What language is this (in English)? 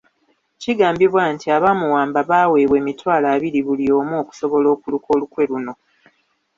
Ganda